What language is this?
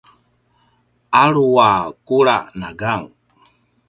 Paiwan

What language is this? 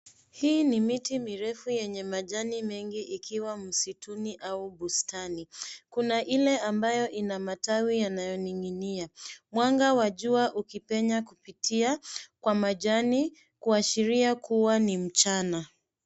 Swahili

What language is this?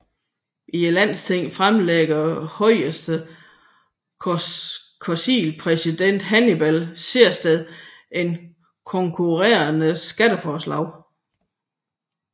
Danish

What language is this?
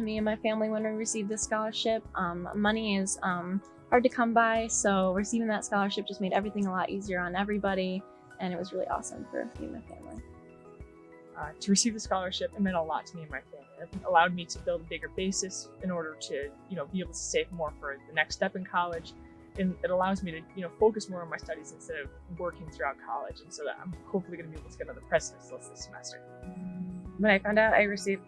English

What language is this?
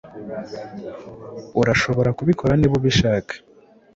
Kinyarwanda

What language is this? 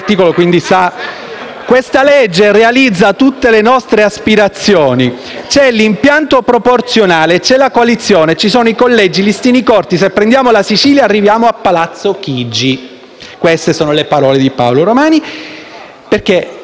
Italian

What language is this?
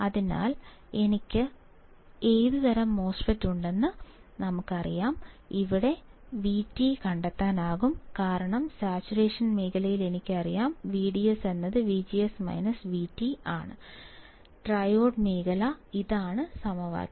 Malayalam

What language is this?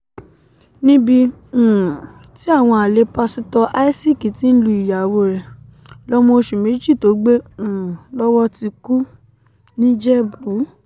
Yoruba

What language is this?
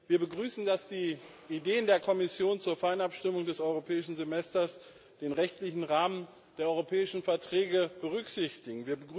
German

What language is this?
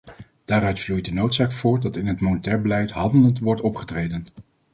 Dutch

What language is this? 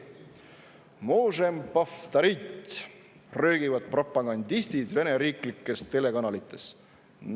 Estonian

